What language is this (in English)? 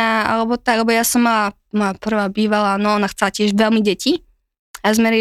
Slovak